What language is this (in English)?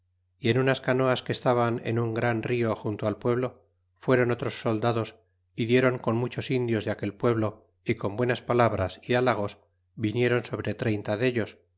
Spanish